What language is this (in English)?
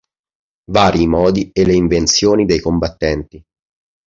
Italian